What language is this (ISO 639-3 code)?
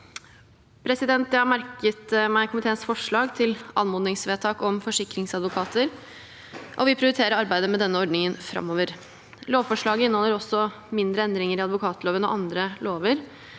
nor